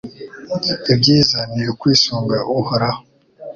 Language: Kinyarwanda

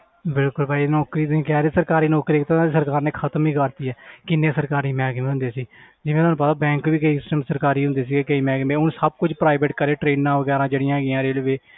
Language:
Punjabi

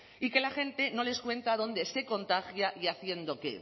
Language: Spanish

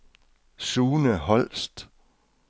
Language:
Danish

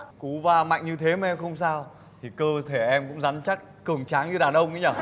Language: Vietnamese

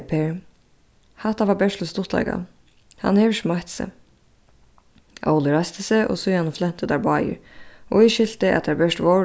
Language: Faroese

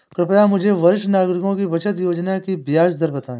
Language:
Hindi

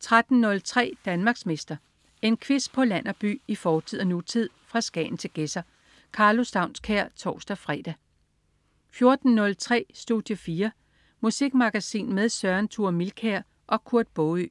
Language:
Danish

